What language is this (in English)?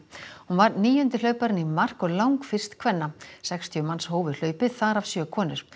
Icelandic